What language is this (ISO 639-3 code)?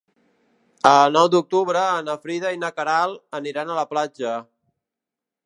cat